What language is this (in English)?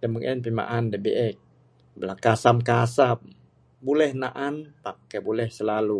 Bukar-Sadung Bidayuh